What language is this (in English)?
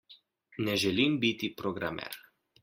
Slovenian